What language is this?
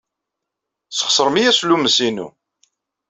Kabyle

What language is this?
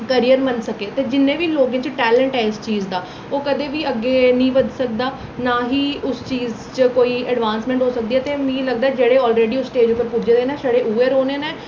Dogri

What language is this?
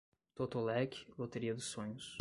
Portuguese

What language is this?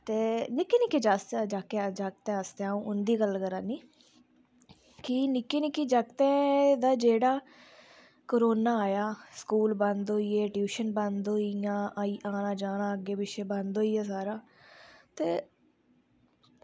Dogri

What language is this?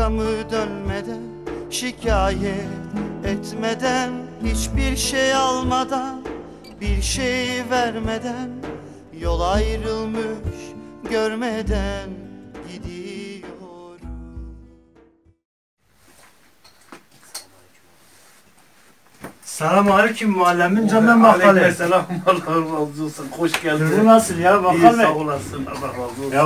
Turkish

